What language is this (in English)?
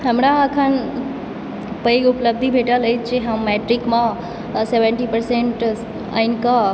Maithili